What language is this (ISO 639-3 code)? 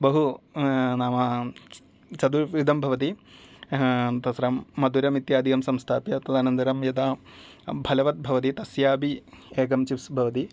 san